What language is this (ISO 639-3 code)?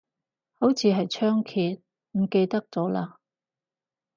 yue